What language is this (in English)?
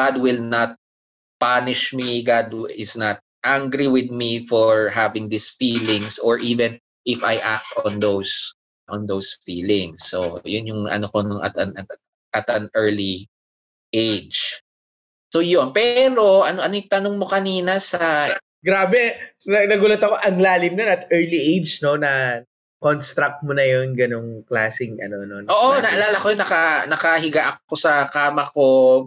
Filipino